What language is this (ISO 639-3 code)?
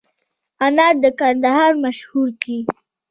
pus